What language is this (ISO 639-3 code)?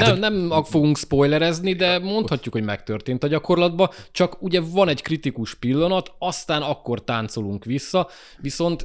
hun